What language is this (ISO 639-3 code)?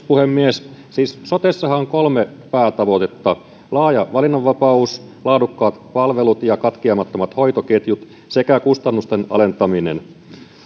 fin